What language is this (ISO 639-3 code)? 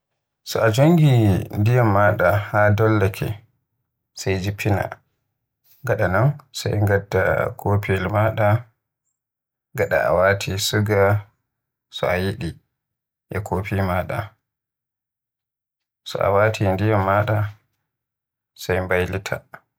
fuh